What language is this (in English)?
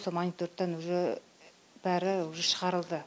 Kazakh